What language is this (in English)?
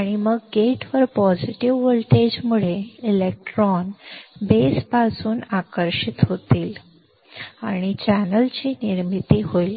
Marathi